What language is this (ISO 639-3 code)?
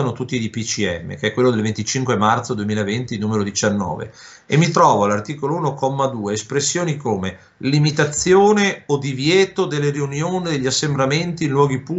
ita